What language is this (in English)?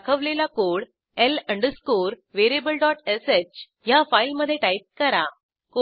Marathi